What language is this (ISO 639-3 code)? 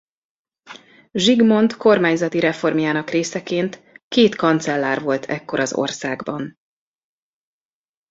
hun